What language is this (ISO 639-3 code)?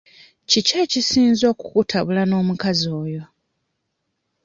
lug